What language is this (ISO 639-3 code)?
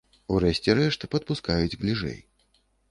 bel